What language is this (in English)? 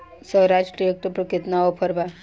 Bhojpuri